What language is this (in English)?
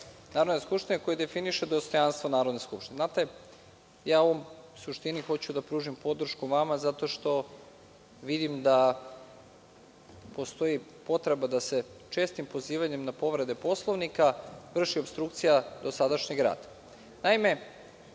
Serbian